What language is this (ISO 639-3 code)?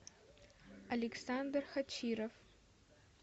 rus